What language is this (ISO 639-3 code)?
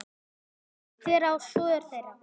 isl